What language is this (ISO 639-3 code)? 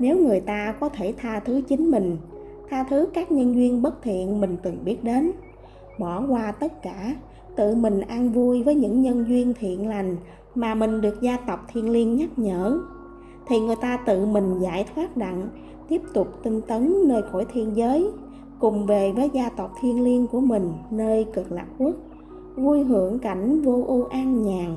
vie